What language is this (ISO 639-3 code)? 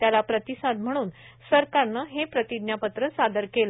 mar